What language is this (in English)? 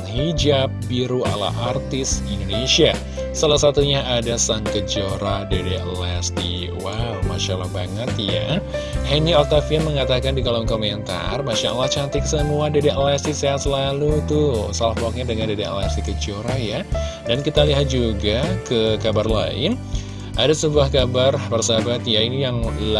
Indonesian